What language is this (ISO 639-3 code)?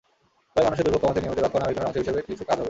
ben